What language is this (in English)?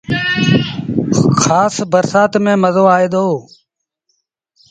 Sindhi Bhil